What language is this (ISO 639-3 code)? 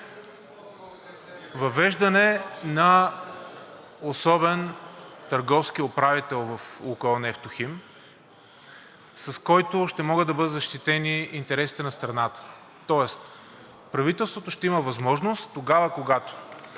bul